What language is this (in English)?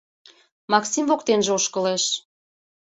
Mari